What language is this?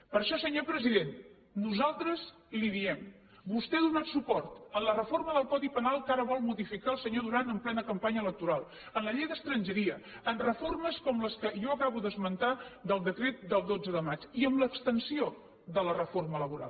Catalan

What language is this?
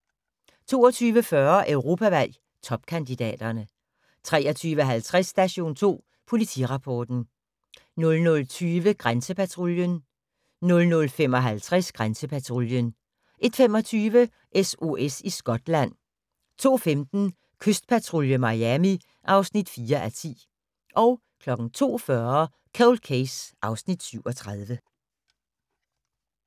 Danish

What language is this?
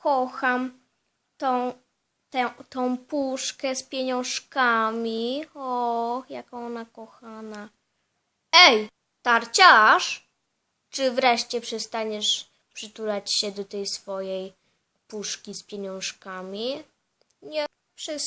Polish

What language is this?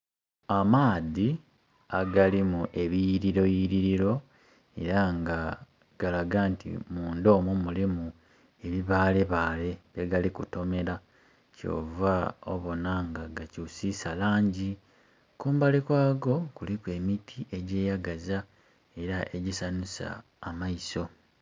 Soga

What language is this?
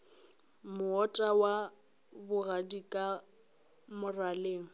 Northern Sotho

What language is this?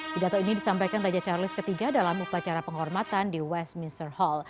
Indonesian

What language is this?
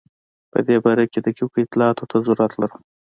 Pashto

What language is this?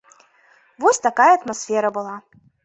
Belarusian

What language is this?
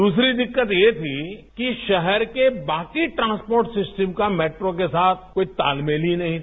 Hindi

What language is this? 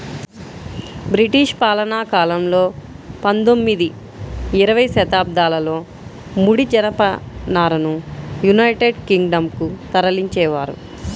Telugu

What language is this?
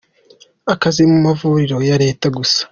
Kinyarwanda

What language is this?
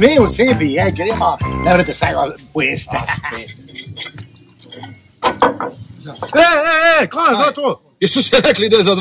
Romanian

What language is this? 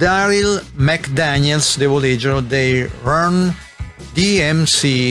Italian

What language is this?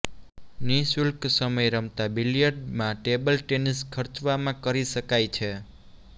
Gujarati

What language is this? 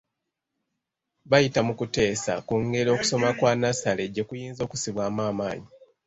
Ganda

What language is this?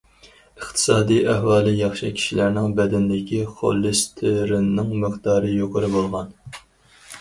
Uyghur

